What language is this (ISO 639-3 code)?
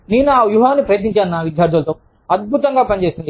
tel